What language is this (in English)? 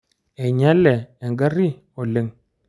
Masai